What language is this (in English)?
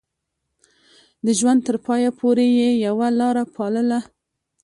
Pashto